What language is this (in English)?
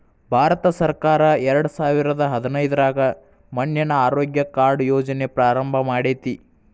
Kannada